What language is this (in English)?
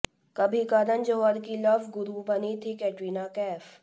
Hindi